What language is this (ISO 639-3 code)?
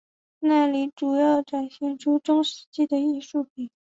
zho